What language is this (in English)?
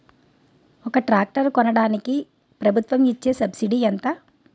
Telugu